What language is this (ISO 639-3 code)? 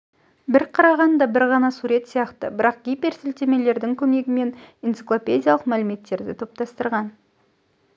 kaz